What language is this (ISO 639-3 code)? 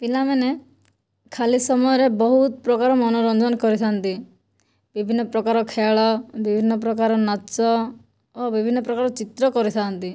ori